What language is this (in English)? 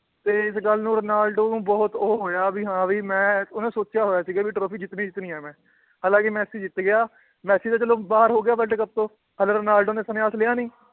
Punjabi